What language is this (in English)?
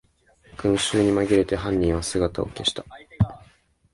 Japanese